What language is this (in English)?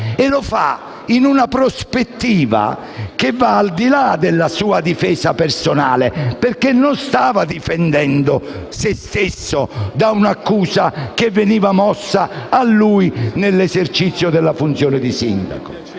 Italian